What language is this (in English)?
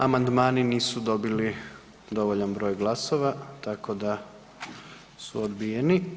Croatian